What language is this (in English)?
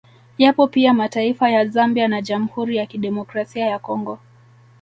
Swahili